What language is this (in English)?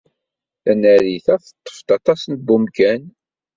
Kabyle